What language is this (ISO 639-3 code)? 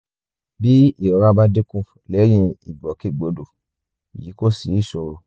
yor